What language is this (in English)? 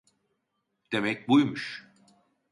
Turkish